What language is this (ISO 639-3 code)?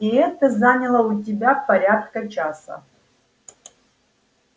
rus